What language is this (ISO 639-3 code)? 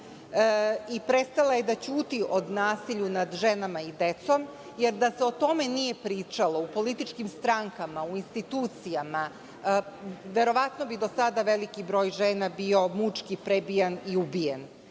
srp